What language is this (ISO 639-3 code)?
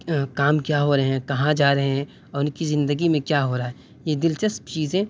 urd